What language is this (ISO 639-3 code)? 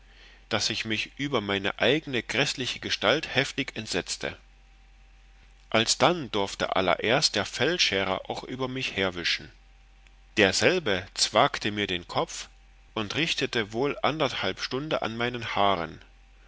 deu